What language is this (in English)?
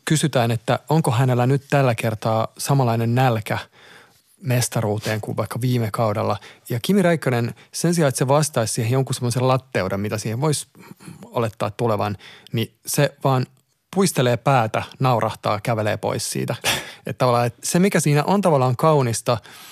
Finnish